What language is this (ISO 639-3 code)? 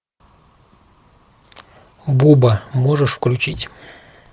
rus